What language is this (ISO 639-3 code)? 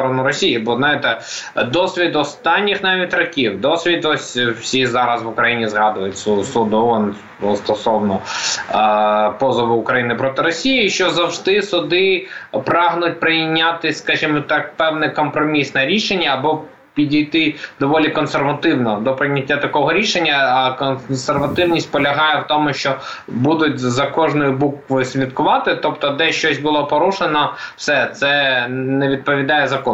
ukr